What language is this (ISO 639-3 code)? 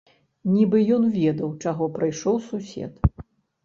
bel